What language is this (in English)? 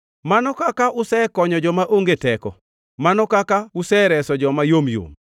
Luo (Kenya and Tanzania)